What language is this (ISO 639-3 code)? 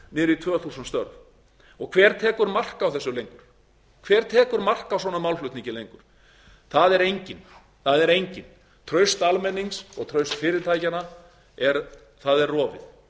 isl